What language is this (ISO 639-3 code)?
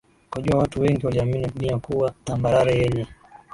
swa